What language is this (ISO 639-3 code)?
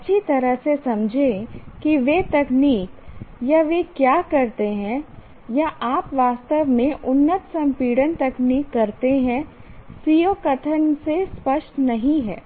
hin